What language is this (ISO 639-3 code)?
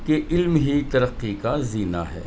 urd